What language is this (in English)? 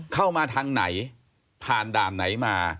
Thai